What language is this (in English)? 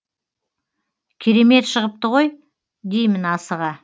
Kazakh